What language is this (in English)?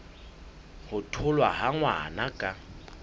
Southern Sotho